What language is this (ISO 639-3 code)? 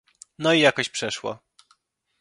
pol